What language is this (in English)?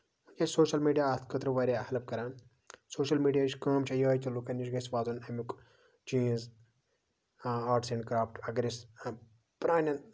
Kashmiri